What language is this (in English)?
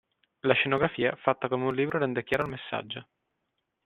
Italian